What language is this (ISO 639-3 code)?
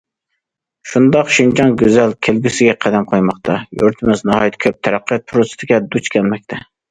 uig